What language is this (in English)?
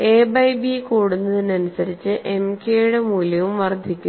Malayalam